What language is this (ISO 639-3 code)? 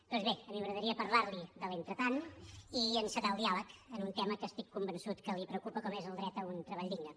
cat